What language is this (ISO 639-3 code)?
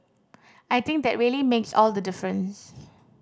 eng